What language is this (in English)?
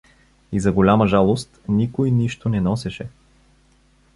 Bulgarian